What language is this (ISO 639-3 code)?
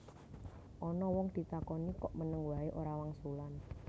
jav